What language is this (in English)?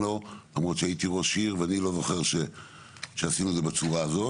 Hebrew